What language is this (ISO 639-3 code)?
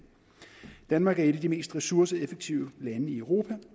dan